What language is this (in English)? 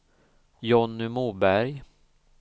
Swedish